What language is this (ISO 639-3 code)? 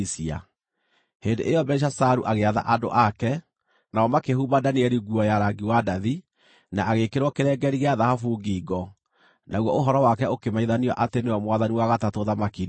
kik